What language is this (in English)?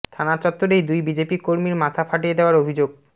Bangla